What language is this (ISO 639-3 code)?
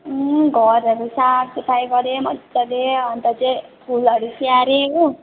nep